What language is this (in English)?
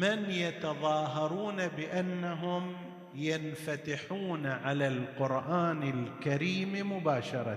Arabic